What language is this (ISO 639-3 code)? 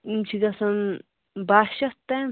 kas